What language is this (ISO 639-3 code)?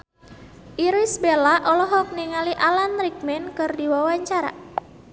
sun